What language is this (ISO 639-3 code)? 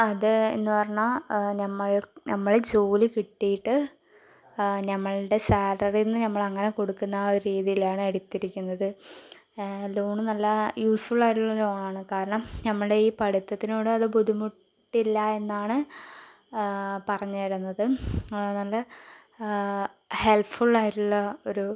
mal